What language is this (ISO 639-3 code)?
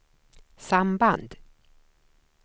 swe